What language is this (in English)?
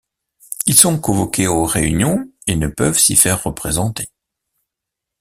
French